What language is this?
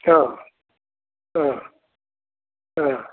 Assamese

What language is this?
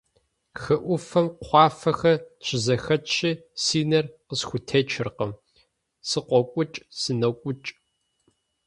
Kabardian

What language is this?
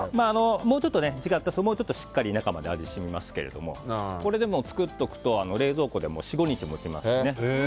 Japanese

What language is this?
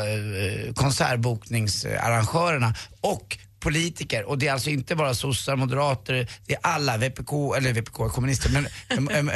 Swedish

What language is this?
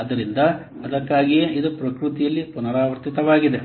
Kannada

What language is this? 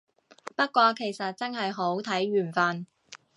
Cantonese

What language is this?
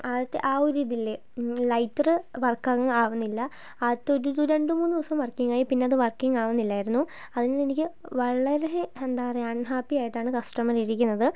Malayalam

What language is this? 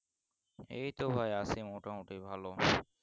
Bangla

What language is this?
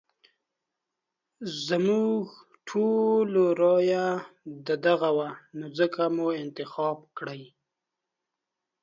Pashto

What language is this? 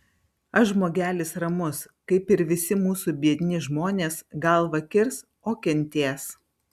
Lithuanian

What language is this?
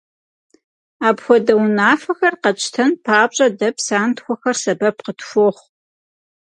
Kabardian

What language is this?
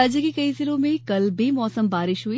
Hindi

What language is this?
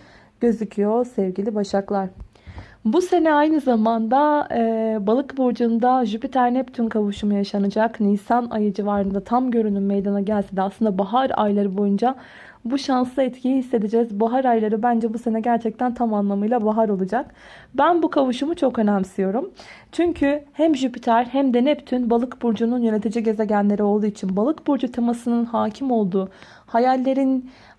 Turkish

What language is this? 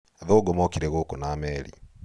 Kikuyu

